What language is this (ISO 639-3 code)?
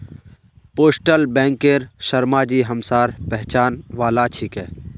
mag